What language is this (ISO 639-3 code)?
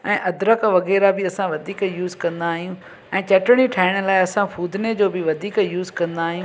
snd